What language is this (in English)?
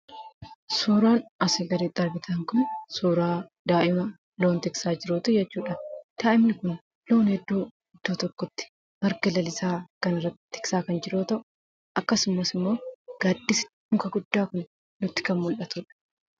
Oromo